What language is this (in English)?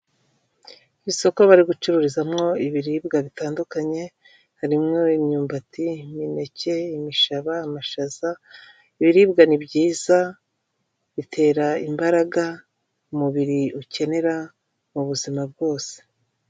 Kinyarwanda